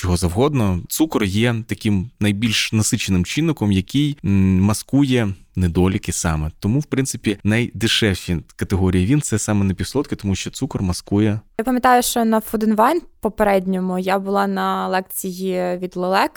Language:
Ukrainian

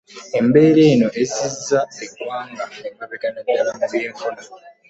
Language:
Ganda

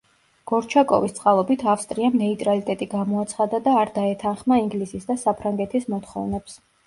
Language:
Georgian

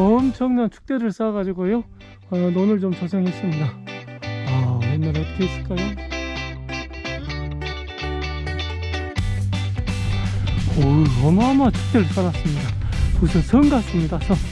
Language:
Korean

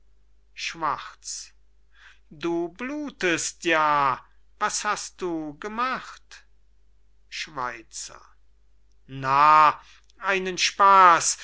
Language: German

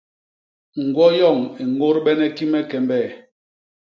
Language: Basaa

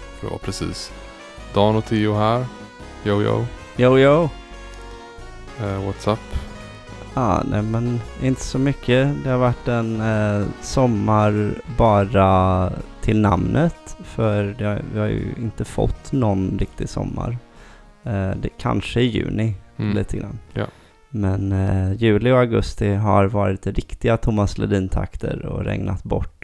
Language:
Swedish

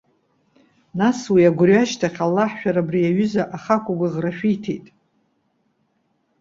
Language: Abkhazian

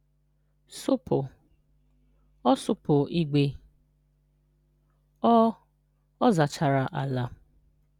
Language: Igbo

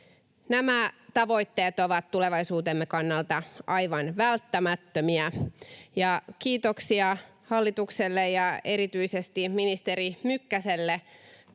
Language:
Finnish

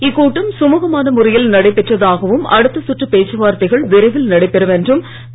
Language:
Tamil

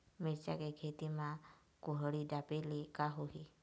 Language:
Chhattisgarhi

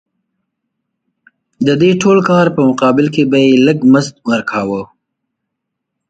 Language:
Pashto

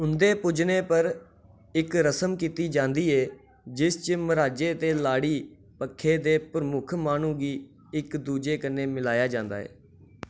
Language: Dogri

